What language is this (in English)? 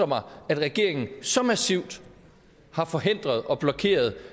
Danish